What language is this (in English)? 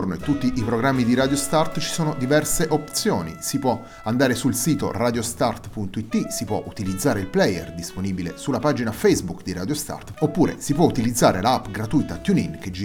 Italian